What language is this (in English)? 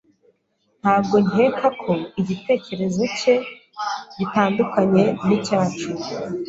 Kinyarwanda